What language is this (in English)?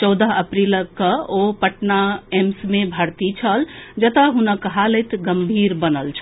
Maithili